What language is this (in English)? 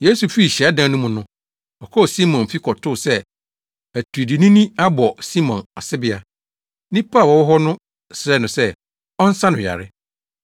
Akan